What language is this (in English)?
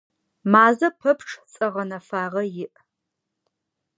Adyghe